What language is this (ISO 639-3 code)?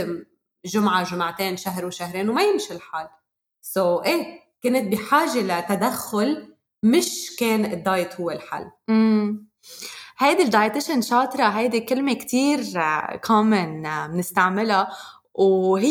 ara